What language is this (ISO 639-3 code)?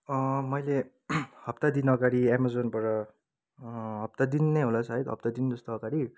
nep